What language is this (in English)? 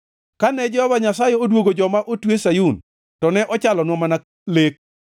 Luo (Kenya and Tanzania)